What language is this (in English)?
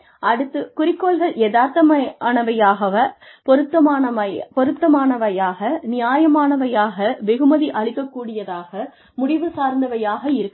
Tamil